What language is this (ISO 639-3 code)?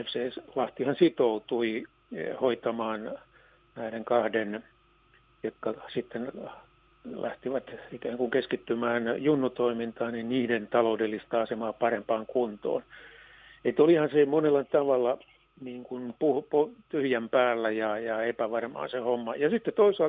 fin